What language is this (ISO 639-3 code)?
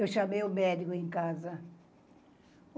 por